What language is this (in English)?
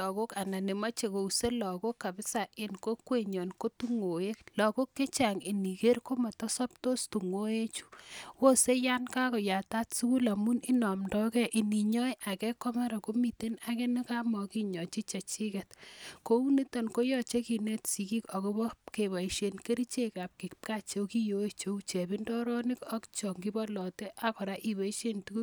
Kalenjin